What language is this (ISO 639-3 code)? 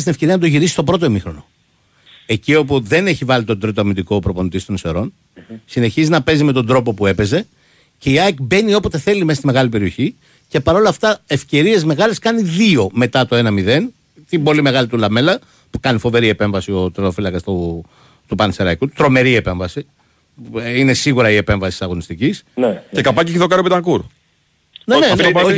ell